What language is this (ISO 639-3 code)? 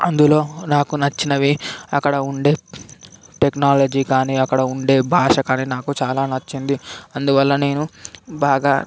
tel